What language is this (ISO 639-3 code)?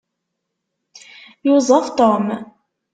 kab